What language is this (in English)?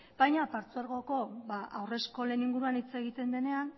Basque